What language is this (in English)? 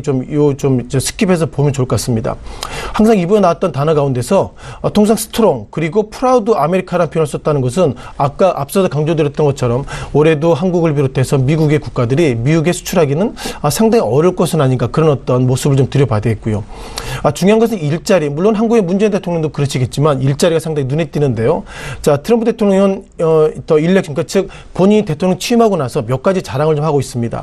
Korean